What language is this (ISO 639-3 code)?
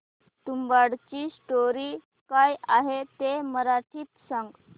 mar